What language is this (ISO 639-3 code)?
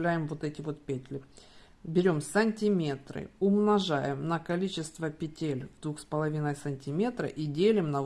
rus